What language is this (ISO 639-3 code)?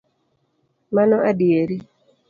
luo